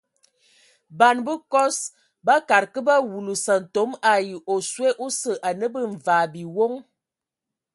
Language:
Ewondo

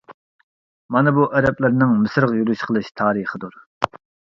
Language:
Uyghur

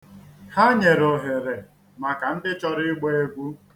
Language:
Igbo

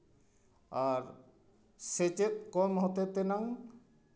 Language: Santali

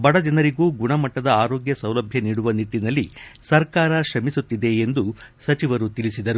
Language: Kannada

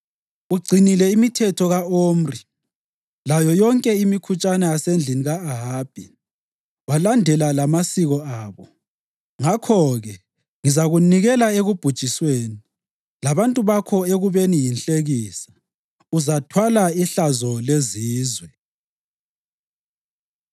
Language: North Ndebele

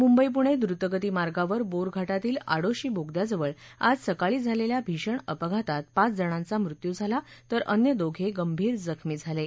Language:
Marathi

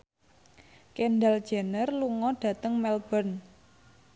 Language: Javanese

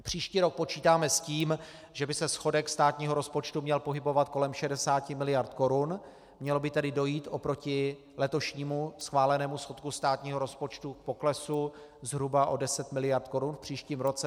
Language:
Czech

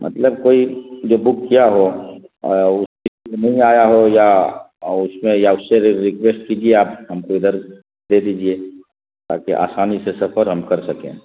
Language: Urdu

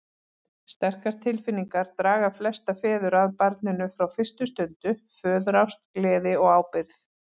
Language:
Icelandic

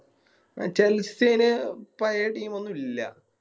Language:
Malayalam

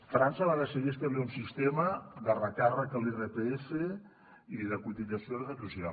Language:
Catalan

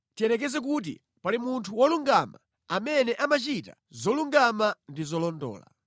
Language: Nyanja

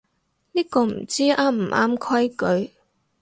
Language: Cantonese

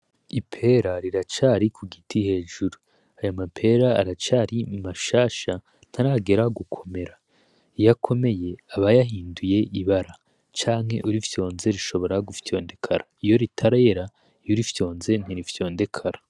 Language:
Rundi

